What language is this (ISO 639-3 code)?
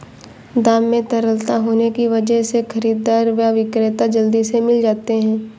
hin